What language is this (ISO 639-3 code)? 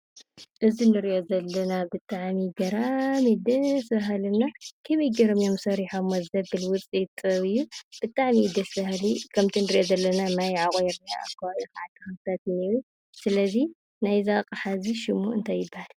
tir